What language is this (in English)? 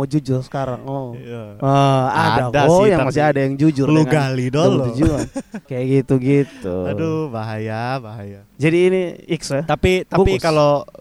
Indonesian